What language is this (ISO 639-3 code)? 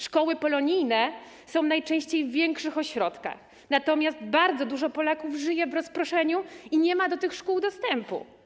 pol